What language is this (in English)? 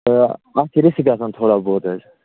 Kashmiri